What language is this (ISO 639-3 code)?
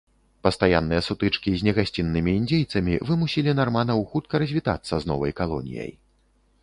bel